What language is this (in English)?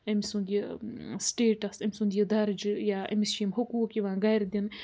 Kashmiri